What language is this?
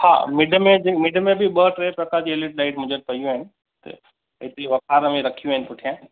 Sindhi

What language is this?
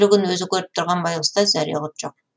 Kazakh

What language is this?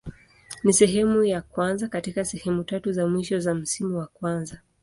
Swahili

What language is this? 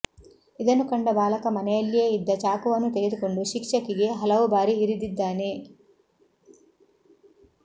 Kannada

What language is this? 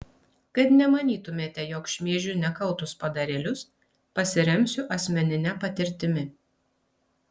Lithuanian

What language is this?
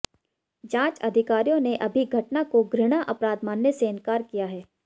Hindi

